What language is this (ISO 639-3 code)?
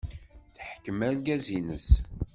kab